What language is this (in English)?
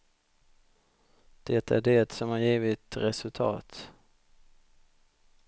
Swedish